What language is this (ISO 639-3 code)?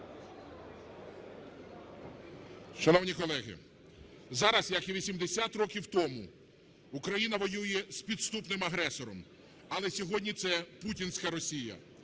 ukr